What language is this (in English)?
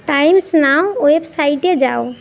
Bangla